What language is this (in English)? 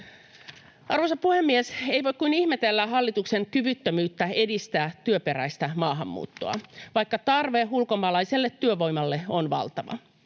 Finnish